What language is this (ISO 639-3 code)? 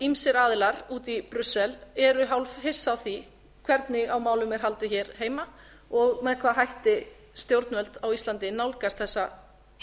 isl